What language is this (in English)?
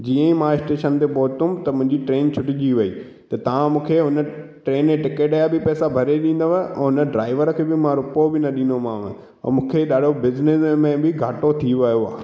Sindhi